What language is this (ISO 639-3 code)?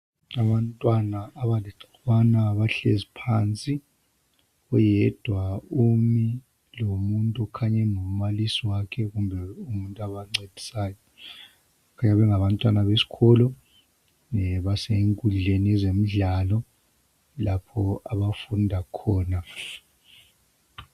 nde